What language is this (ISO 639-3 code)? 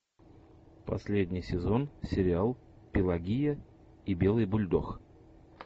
rus